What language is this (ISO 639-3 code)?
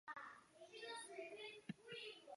zho